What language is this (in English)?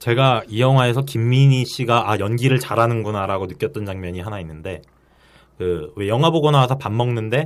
Korean